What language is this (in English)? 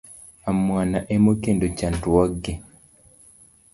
Luo (Kenya and Tanzania)